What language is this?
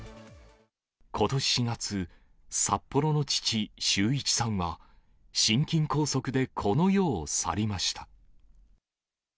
Japanese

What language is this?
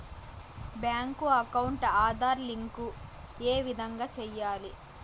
Telugu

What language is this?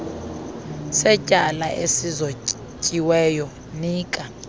Xhosa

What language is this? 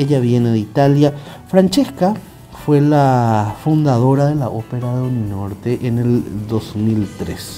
Spanish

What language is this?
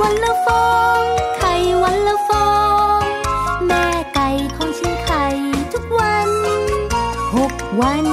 Thai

